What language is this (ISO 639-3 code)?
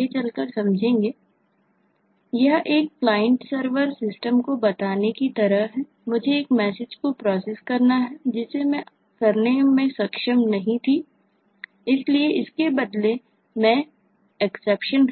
hin